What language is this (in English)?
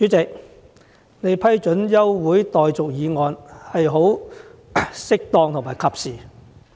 Cantonese